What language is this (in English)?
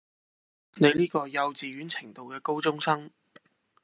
Cantonese